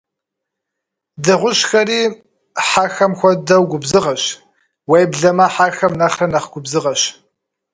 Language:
Kabardian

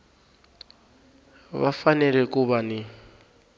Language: Tsonga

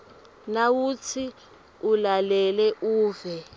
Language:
Swati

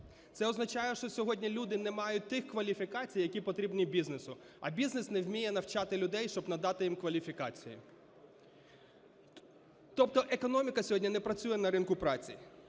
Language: Ukrainian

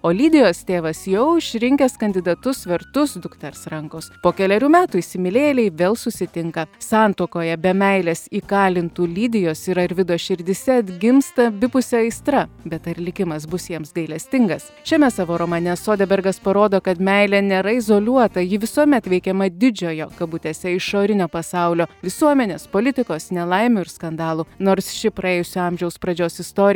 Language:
Lithuanian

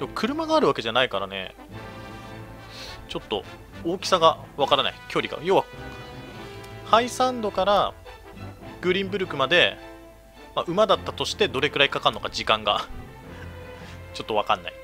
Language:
Japanese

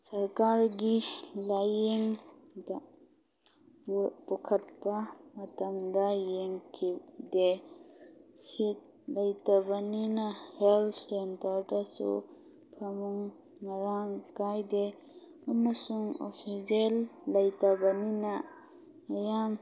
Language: Manipuri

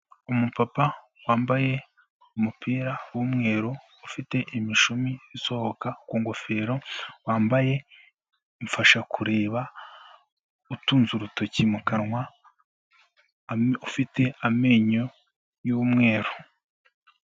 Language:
Kinyarwanda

